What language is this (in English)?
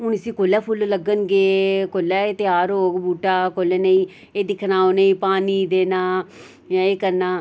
Dogri